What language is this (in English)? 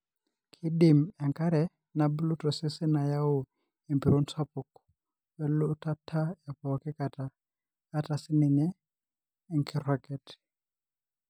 Masai